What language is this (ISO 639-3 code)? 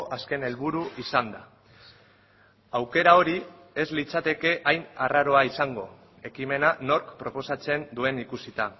eus